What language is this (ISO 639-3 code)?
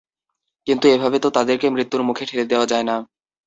ben